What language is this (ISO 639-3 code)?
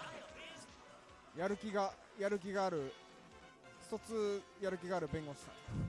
jpn